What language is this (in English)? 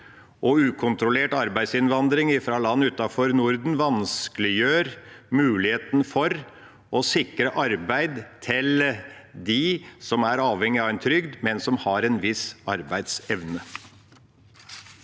Norwegian